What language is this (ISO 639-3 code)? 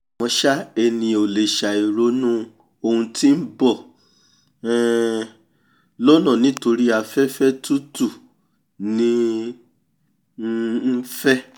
yor